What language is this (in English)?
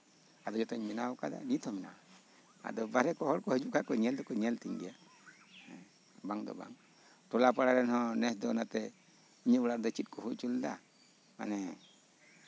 Santali